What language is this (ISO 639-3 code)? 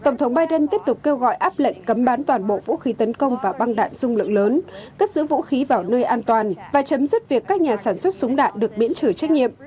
vie